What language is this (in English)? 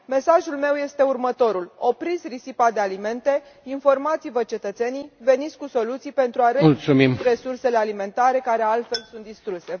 Romanian